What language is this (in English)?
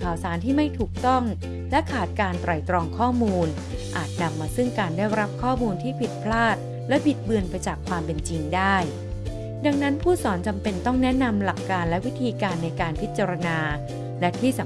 Thai